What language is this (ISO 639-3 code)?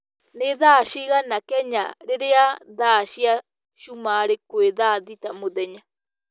kik